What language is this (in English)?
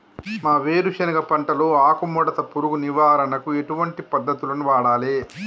Telugu